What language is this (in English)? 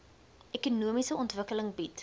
Afrikaans